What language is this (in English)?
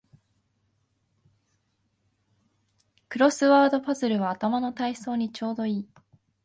Japanese